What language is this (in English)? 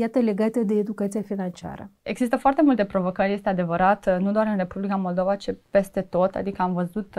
Romanian